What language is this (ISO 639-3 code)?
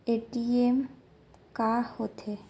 hne